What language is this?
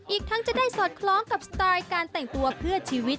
Thai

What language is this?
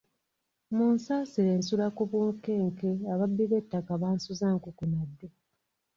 Ganda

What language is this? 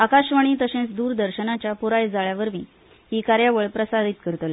Konkani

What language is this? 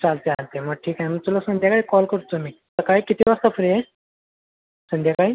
Marathi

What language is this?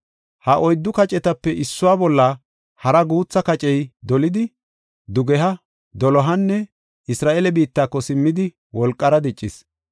Gofa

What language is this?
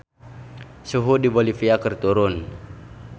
Sundanese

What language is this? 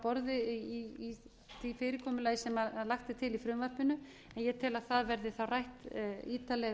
Icelandic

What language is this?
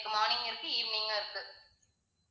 Tamil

